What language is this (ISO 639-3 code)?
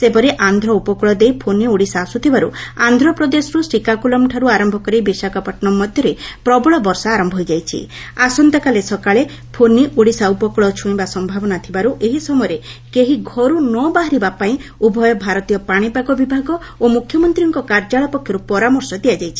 ori